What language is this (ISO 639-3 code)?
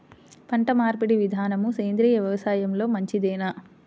tel